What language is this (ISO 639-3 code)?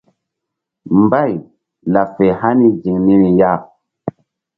mdd